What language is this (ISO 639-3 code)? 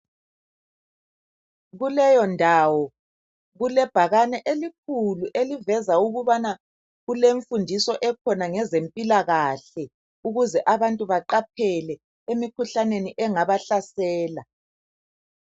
nde